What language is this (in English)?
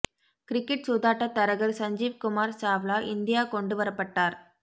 Tamil